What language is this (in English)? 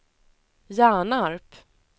Swedish